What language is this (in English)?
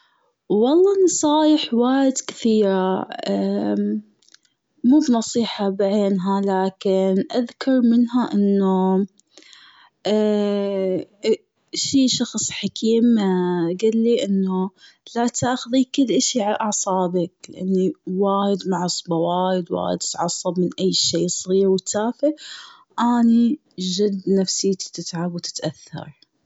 Gulf Arabic